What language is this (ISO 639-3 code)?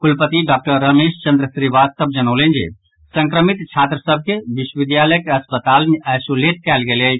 mai